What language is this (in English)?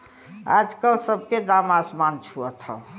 Bhojpuri